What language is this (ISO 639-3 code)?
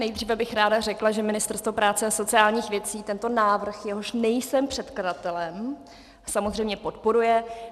ces